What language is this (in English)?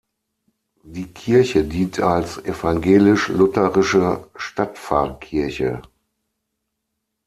German